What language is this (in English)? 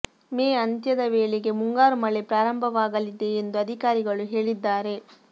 Kannada